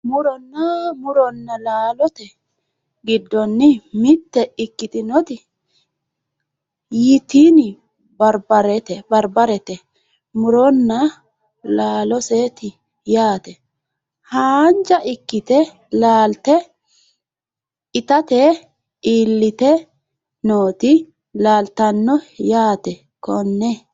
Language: Sidamo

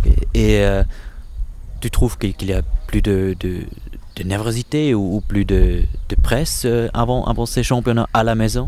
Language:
French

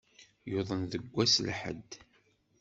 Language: Kabyle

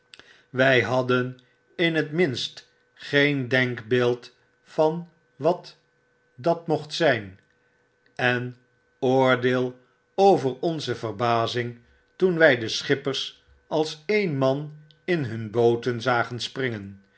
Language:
Dutch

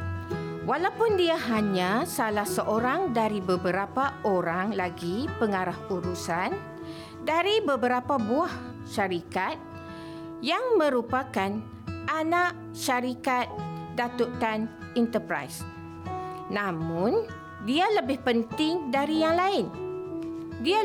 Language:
Malay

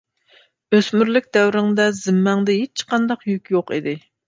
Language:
Uyghur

